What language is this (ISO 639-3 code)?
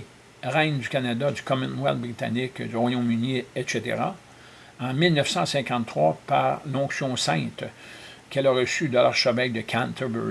fra